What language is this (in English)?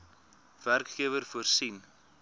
Afrikaans